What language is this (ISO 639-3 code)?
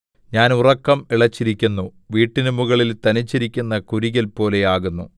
mal